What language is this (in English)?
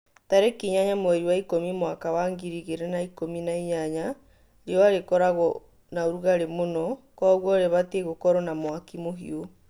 Kikuyu